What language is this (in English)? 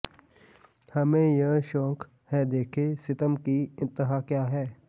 Punjabi